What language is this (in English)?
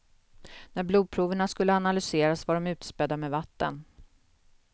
Swedish